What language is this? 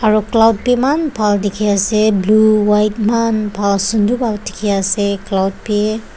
Naga Pidgin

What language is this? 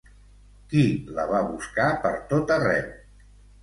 Catalan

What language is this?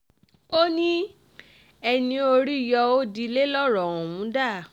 Yoruba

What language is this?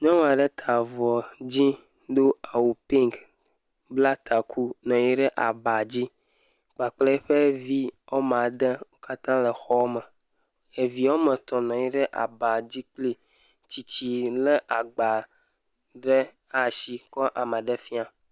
Ewe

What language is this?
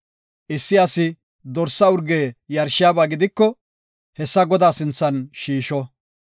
Gofa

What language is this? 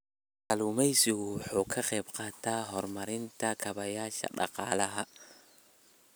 Somali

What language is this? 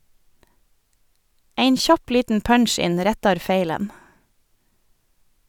Norwegian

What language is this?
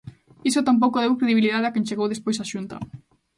Galician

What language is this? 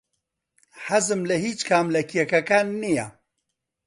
Central Kurdish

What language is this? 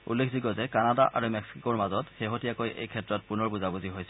Assamese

